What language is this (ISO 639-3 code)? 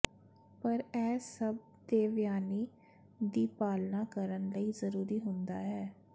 pan